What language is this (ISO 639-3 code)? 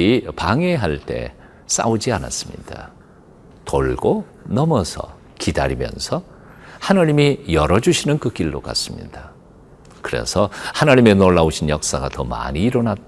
kor